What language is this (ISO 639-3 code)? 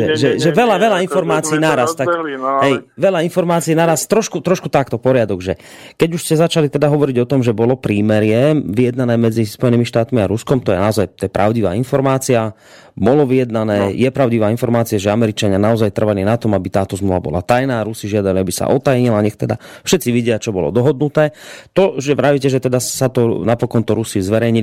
slk